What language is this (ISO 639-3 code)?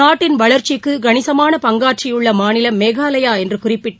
tam